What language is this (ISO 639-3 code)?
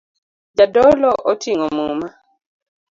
luo